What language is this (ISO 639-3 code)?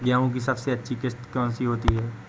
hin